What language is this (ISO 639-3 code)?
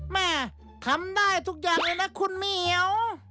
tha